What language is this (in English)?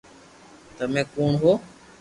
Loarki